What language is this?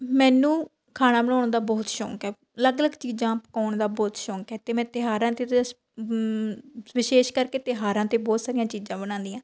Punjabi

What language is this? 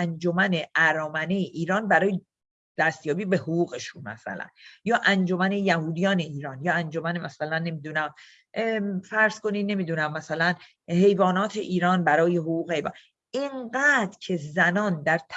Persian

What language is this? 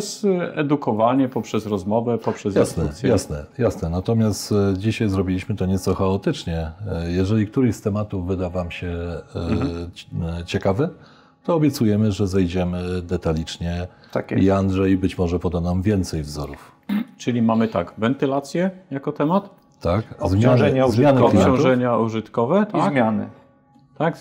Polish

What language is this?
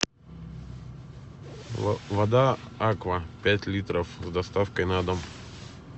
Russian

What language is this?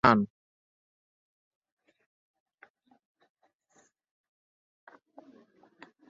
Ganda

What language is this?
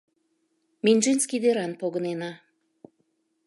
Mari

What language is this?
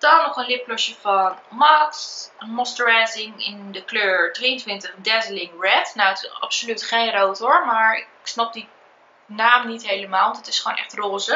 Dutch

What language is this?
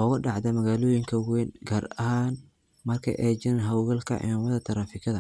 Somali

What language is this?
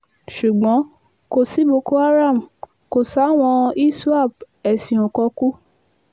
Yoruba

